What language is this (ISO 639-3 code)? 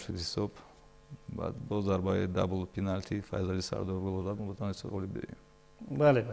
fas